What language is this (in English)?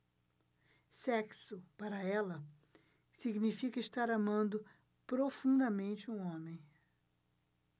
Portuguese